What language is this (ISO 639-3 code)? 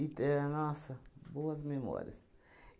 por